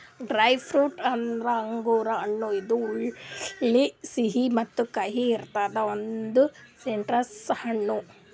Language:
Kannada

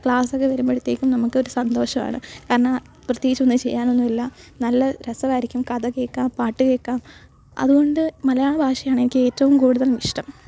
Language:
Malayalam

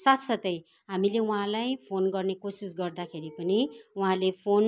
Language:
Nepali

